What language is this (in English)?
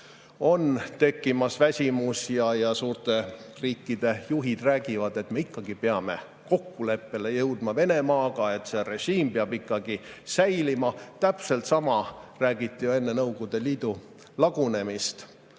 Estonian